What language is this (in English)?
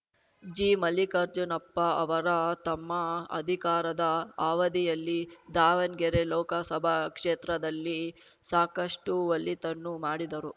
Kannada